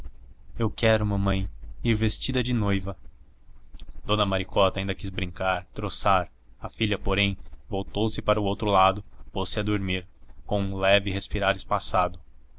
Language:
Portuguese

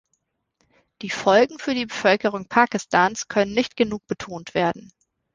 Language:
German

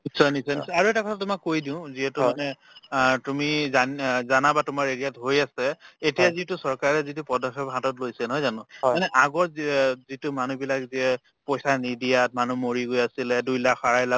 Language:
Assamese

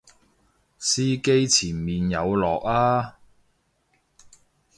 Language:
Cantonese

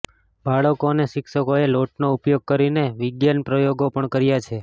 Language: Gujarati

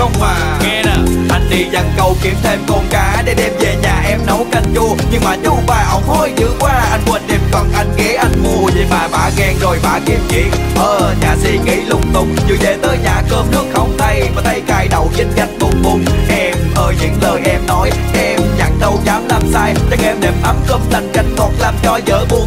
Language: Vietnamese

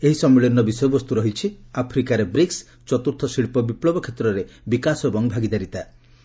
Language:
Odia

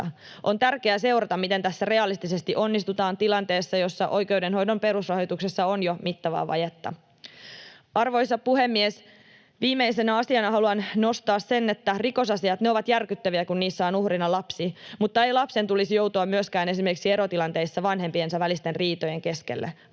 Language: Finnish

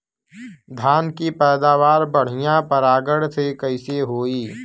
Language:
Bhojpuri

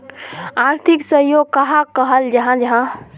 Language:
Magahi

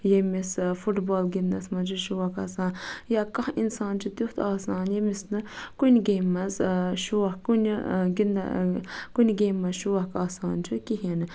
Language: Kashmiri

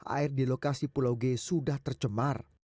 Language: Indonesian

